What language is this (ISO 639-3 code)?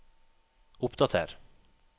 nor